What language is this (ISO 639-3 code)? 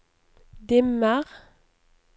nor